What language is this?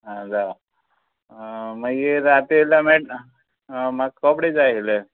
Konkani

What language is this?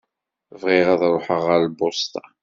Kabyle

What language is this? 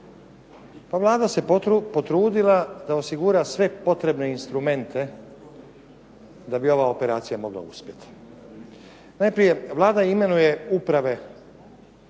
Croatian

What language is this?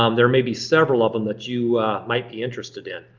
English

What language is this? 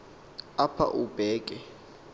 Xhosa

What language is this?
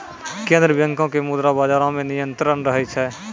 Maithili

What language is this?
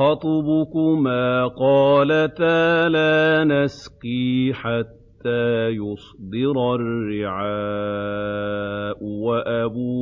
Arabic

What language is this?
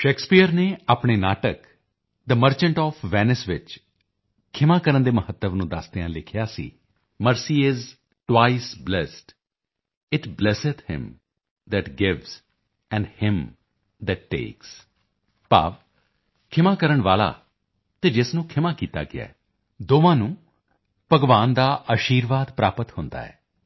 Punjabi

